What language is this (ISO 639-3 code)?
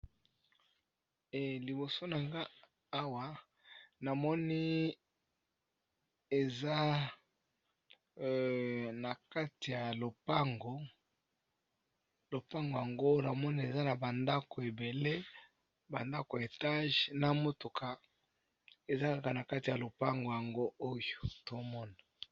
lin